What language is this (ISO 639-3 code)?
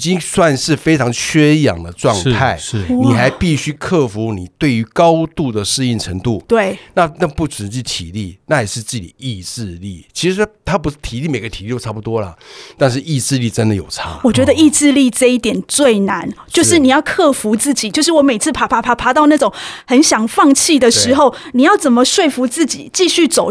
zho